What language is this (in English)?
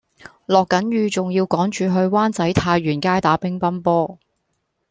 Cantonese